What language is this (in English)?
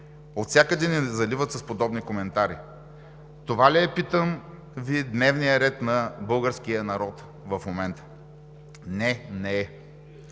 Bulgarian